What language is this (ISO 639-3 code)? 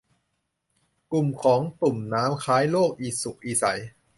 tha